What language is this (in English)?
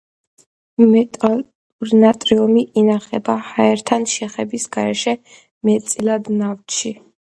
Georgian